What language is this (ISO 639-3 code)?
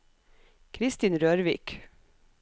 nor